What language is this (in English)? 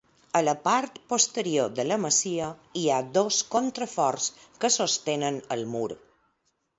Catalan